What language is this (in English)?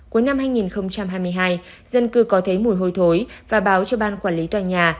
Vietnamese